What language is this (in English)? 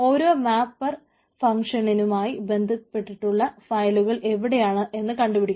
Malayalam